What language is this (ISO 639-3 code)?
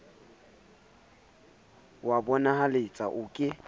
sot